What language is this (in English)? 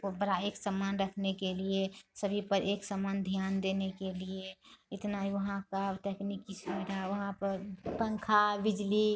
Hindi